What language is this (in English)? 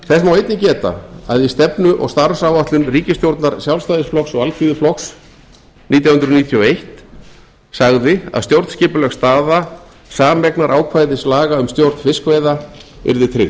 Icelandic